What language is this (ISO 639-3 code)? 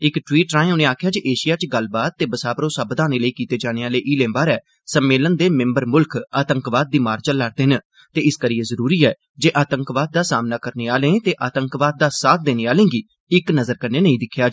doi